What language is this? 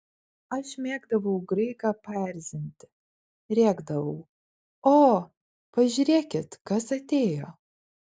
Lithuanian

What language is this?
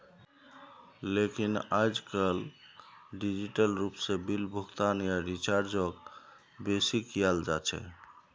Magahi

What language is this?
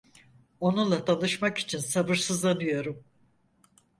Turkish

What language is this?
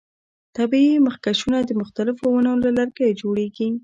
Pashto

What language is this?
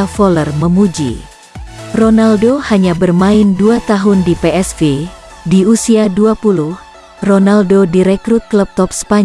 Indonesian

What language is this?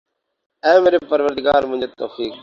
Urdu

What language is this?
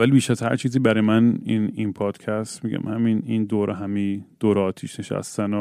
Persian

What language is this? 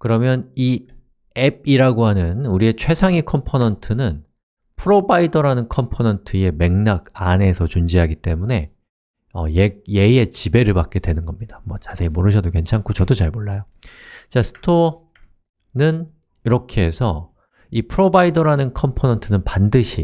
Korean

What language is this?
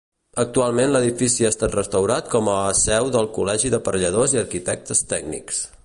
Catalan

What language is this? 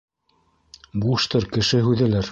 Bashkir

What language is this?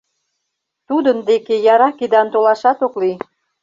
Mari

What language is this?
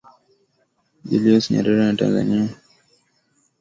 Swahili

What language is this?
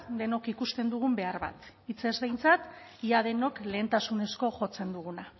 Basque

